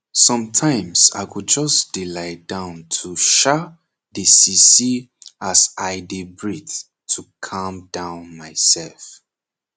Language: Nigerian Pidgin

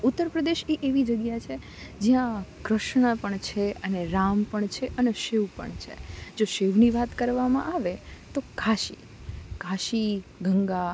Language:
Gujarati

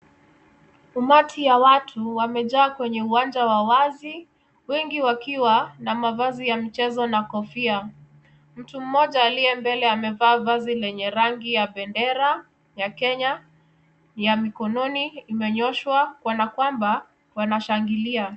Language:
Swahili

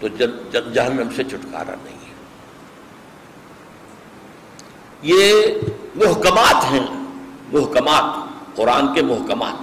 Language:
Urdu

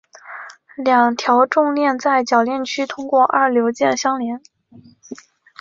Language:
Chinese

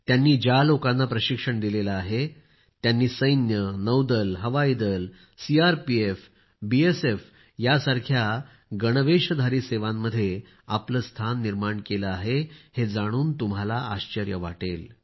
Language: Marathi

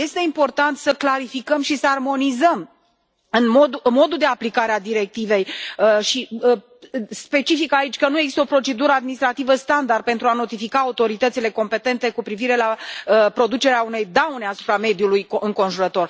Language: Romanian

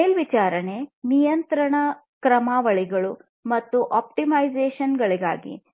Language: Kannada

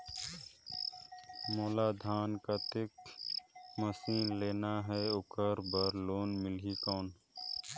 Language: Chhattisgarhi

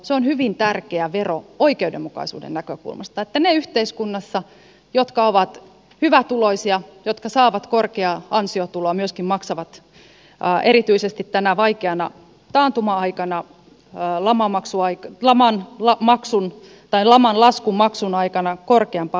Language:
Finnish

